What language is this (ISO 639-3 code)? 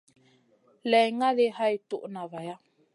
mcn